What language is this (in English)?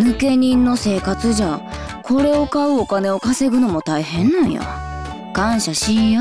Japanese